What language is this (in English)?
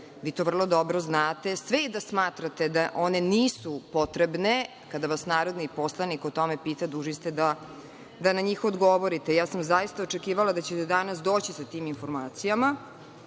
Serbian